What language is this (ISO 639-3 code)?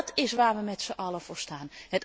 nld